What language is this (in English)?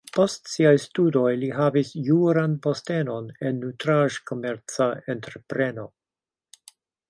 Esperanto